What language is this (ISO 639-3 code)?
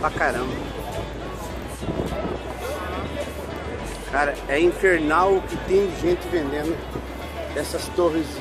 por